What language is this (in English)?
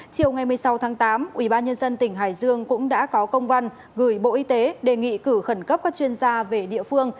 Vietnamese